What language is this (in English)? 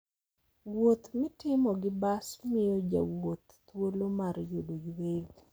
Luo (Kenya and Tanzania)